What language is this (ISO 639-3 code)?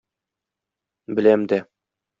tat